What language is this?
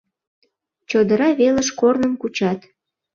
Mari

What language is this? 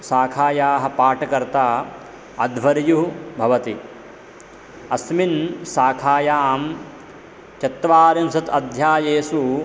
Sanskrit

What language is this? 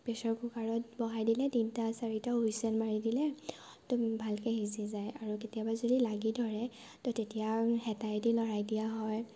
Assamese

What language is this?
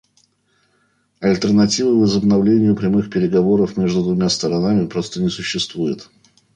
Russian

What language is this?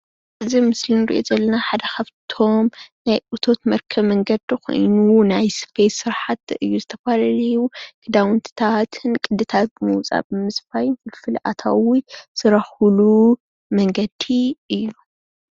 Tigrinya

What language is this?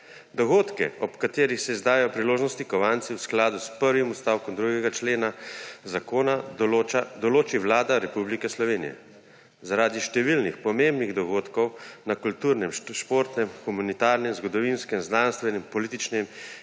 Slovenian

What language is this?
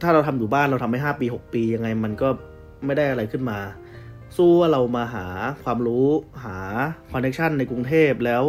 Thai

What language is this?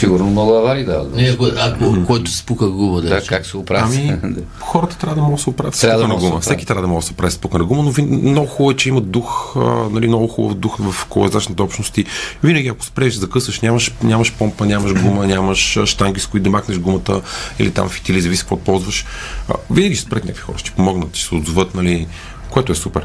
Bulgarian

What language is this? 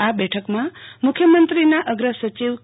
Gujarati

